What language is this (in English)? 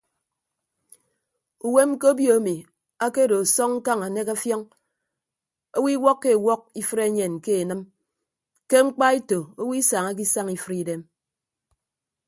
Ibibio